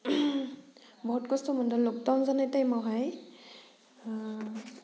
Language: Bodo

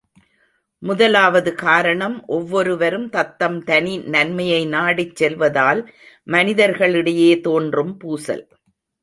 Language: Tamil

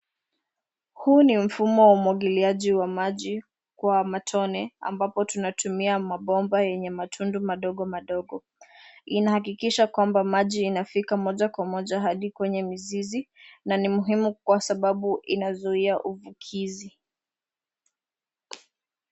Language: Swahili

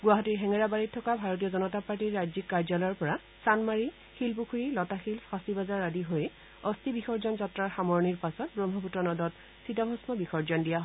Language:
Assamese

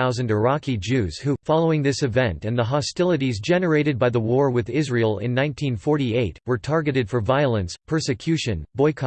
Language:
English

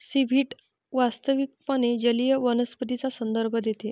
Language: Marathi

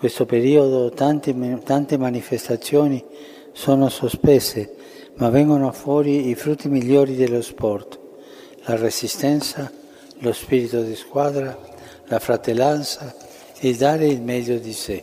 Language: Italian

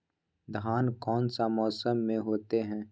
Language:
Magahi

